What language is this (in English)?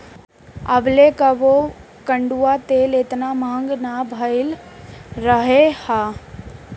Bhojpuri